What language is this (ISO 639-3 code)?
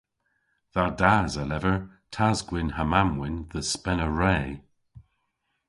cor